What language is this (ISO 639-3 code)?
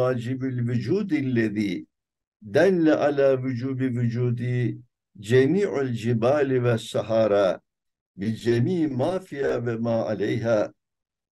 tur